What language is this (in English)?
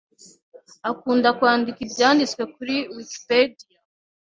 Kinyarwanda